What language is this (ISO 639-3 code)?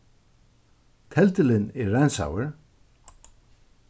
fao